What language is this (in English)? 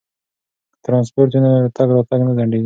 Pashto